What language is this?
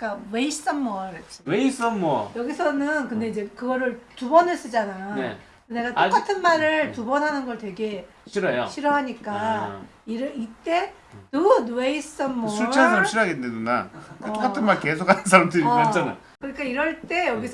Korean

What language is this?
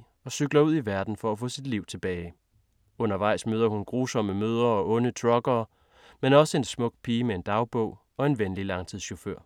Danish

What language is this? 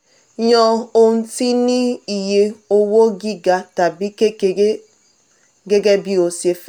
Yoruba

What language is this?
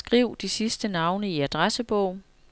Danish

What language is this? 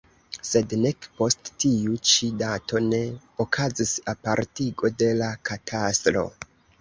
Esperanto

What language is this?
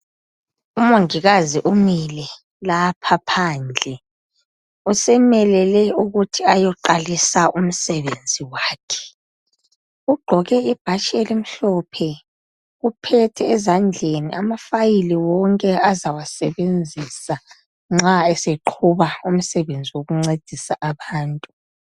North Ndebele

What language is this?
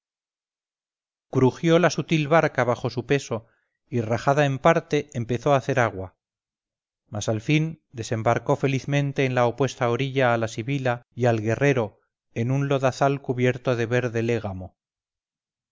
Spanish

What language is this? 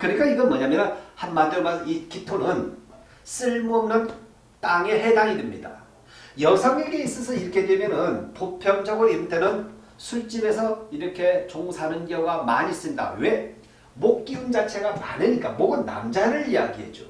Korean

